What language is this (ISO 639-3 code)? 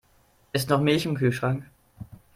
deu